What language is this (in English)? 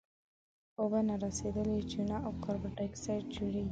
Pashto